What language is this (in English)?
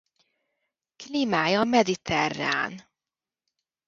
Hungarian